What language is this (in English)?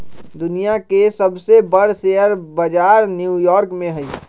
Magahi